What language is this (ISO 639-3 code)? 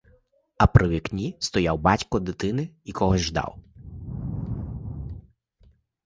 ukr